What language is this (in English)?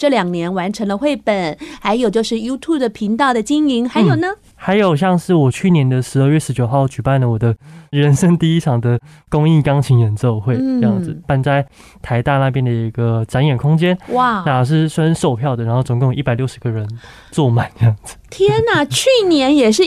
Chinese